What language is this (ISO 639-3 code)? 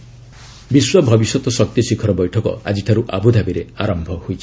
ori